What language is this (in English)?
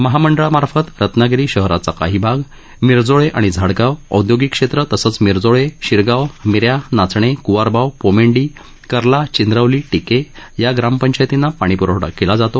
Marathi